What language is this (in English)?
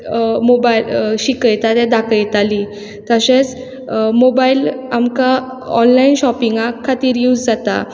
Konkani